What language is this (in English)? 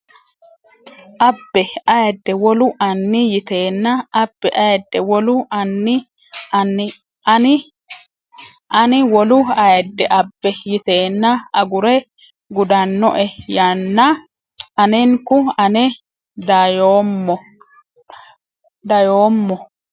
Sidamo